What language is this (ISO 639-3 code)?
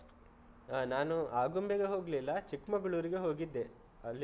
kan